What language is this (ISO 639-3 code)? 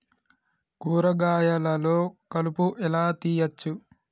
tel